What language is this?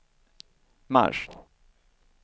Swedish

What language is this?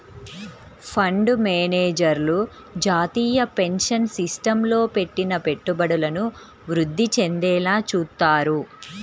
Telugu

